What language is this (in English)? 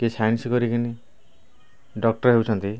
Odia